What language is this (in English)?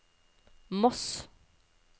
Norwegian